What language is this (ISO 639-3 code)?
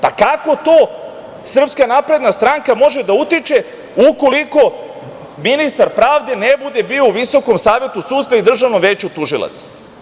srp